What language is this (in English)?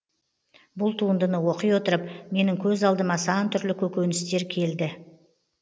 Kazakh